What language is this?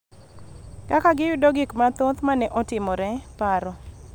Luo (Kenya and Tanzania)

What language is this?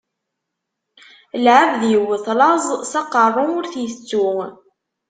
Kabyle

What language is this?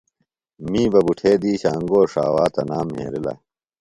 Phalura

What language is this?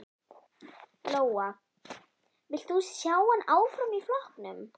Icelandic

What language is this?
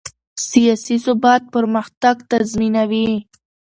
Pashto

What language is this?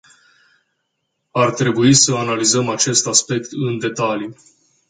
Romanian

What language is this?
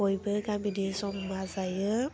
Bodo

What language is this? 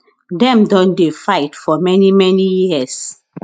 Nigerian Pidgin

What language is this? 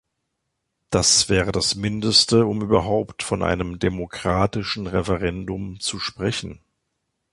German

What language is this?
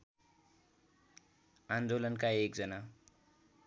Nepali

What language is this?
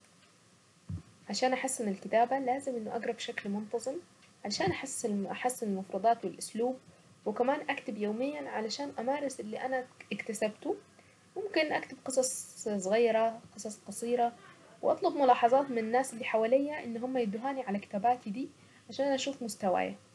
Saidi Arabic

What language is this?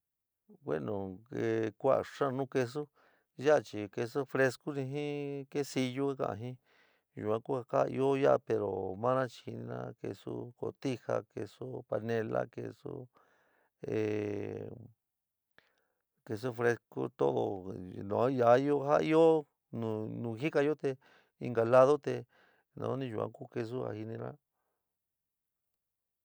San Miguel El Grande Mixtec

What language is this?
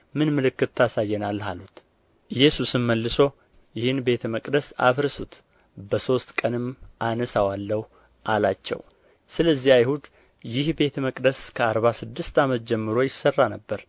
Amharic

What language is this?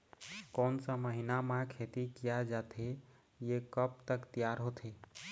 Chhattisgarhi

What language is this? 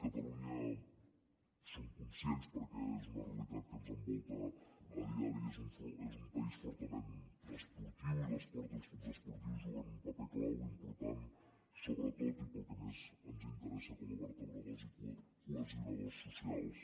Catalan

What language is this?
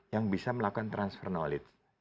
Indonesian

